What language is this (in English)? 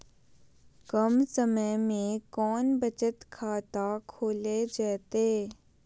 Magahi